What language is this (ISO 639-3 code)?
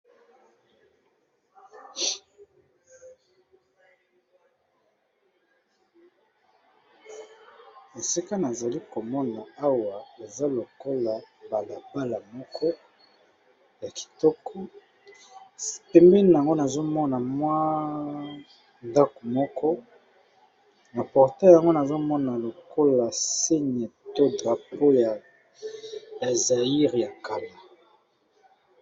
lin